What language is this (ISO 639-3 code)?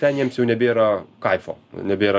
lit